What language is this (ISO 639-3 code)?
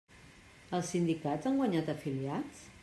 cat